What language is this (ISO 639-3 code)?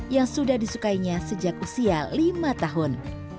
ind